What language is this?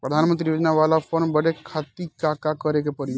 Bhojpuri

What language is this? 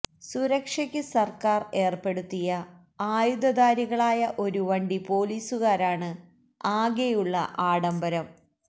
Malayalam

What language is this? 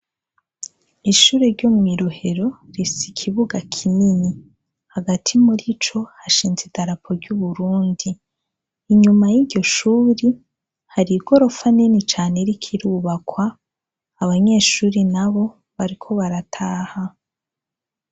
Rundi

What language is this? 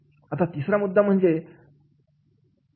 Marathi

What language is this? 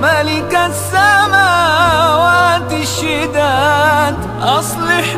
Arabic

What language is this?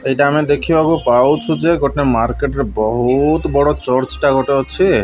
Odia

